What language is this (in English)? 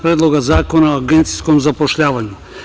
Serbian